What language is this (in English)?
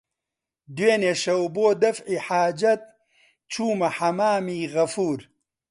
Central Kurdish